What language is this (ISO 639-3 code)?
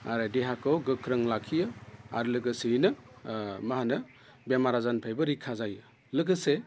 brx